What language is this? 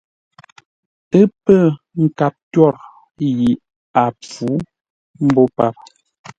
Ngombale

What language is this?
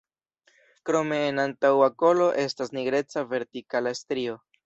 Esperanto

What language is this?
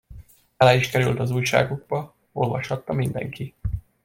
Hungarian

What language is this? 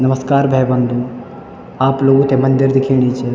Garhwali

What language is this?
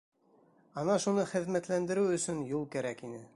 Bashkir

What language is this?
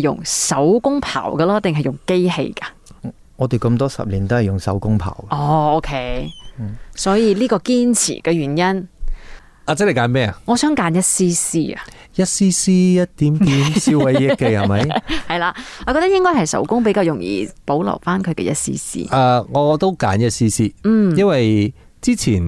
Chinese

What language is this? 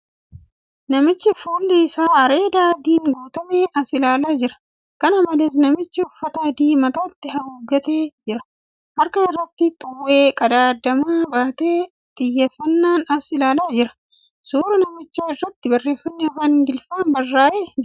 Oromo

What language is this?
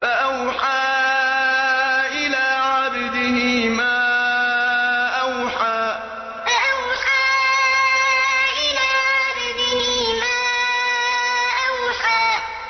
Arabic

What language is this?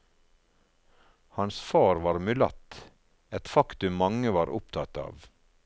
Norwegian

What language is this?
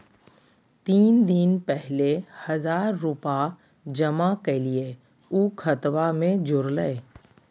Magahi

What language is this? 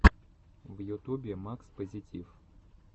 Russian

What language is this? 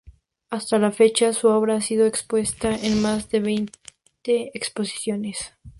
Spanish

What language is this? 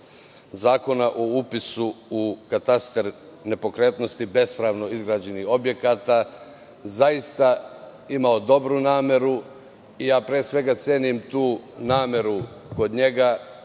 Serbian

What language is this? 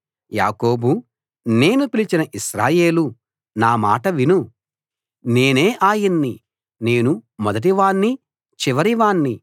Telugu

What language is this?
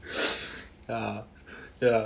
English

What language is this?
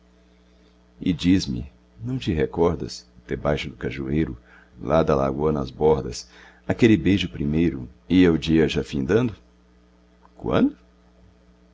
Portuguese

